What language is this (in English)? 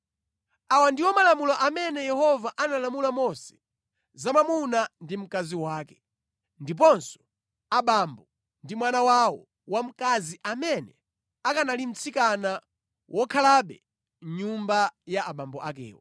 Nyanja